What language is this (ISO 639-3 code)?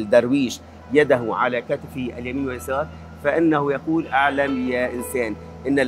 ara